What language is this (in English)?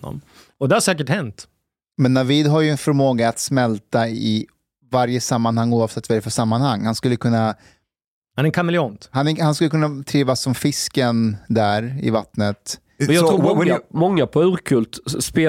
Swedish